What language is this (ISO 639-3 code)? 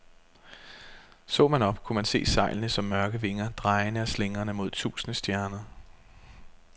dan